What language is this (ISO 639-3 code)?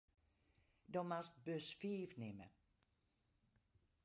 fry